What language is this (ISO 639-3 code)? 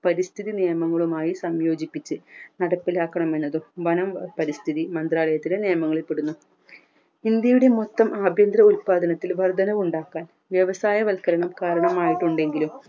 mal